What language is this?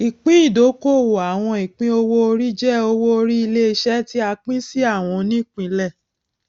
Yoruba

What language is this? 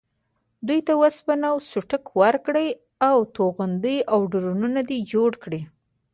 Pashto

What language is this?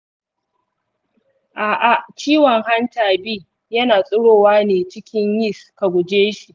Hausa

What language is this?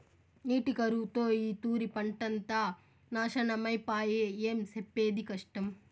Telugu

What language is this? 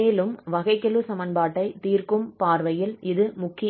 Tamil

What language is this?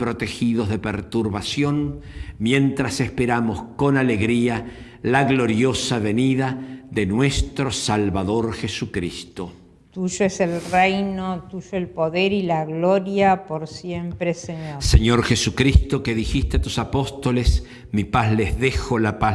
Spanish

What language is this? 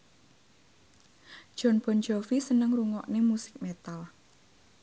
Javanese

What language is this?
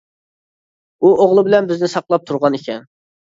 Uyghur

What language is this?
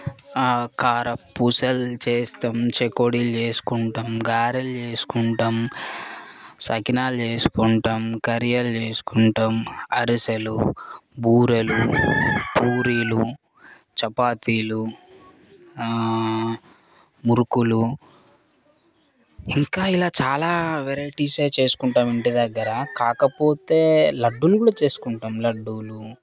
Telugu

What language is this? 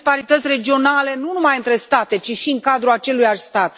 Romanian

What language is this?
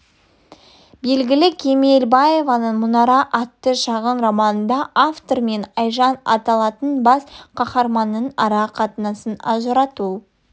Kazakh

